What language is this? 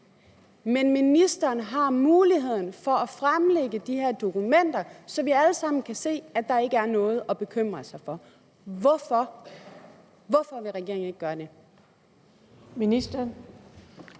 Danish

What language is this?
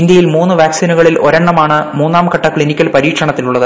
Malayalam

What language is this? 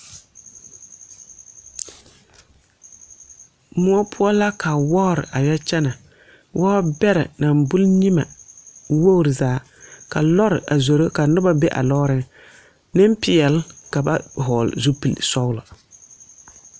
Southern Dagaare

